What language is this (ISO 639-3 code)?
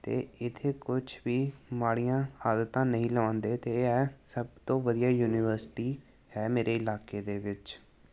pan